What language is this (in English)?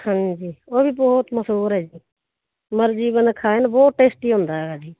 Punjabi